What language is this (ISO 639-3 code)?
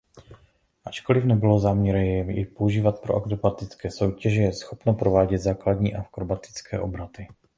ces